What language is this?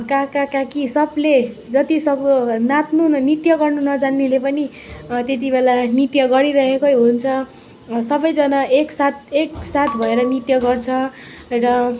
Nepali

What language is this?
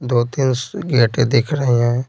Hindi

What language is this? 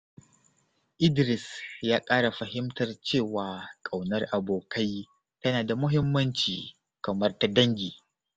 Hausa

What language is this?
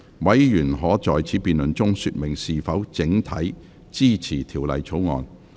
Cantonese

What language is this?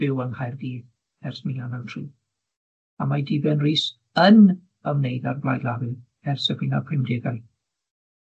Welsh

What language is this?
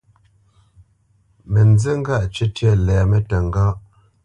Bamenyam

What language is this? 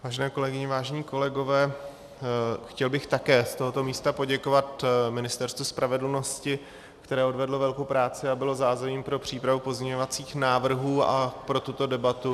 Czech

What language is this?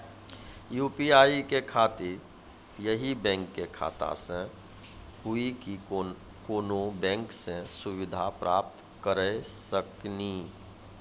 Maithili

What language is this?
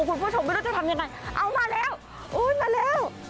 Thai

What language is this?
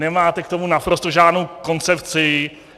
Czech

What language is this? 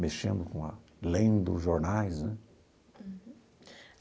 Portuguese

